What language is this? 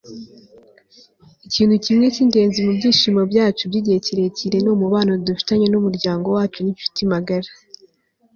Kinyarwanda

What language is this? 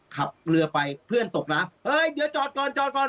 Thai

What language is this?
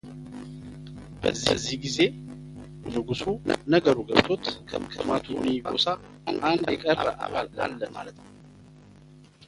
Amharic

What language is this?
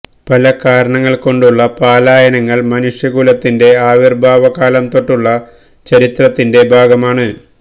Malayalam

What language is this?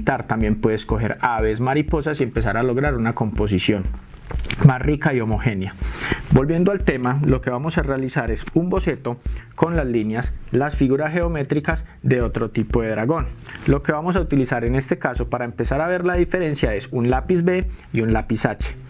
Spanish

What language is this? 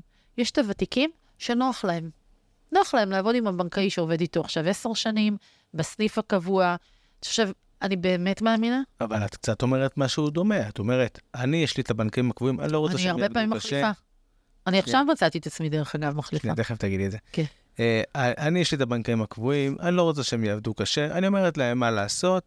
Hebrew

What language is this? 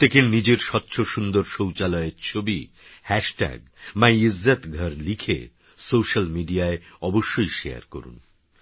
Bangla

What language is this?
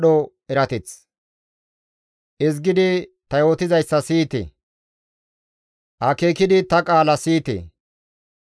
Gamo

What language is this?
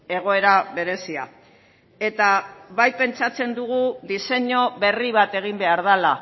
Basque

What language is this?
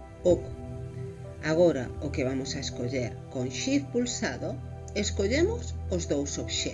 Galician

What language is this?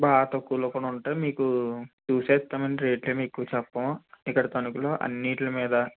Telugu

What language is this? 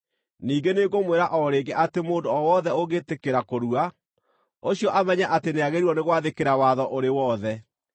Kikuyu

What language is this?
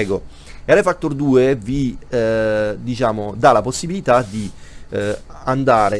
Italian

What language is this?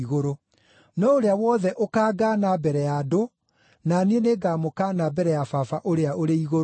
Kikuyu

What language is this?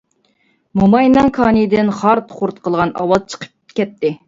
Uyghur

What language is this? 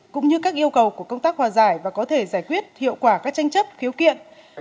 Vietnamese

